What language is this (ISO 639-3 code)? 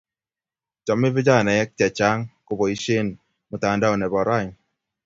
kln